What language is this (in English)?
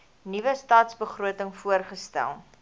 Afrikaans